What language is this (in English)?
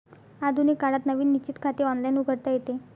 Marathi